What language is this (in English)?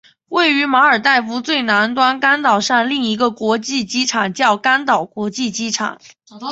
Chinese